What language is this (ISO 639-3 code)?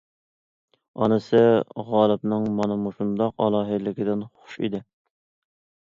uig